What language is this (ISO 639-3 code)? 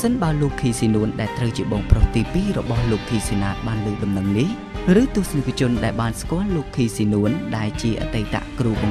vie